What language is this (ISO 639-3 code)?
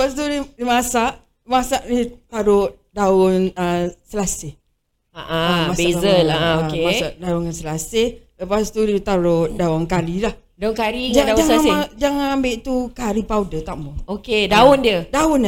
msa